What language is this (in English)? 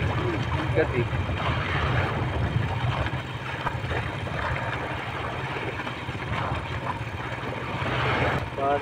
Filipino